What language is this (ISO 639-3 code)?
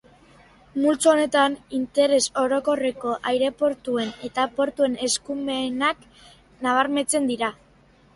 eus